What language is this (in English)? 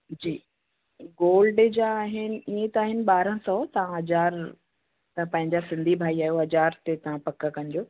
Sindhi